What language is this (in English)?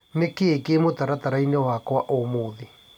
Kikuyu